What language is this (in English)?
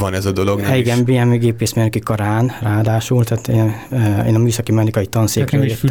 Hungarian